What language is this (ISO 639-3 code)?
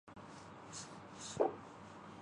urd